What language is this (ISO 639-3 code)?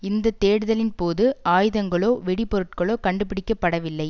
tam